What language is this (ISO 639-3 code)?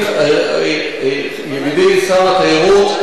heb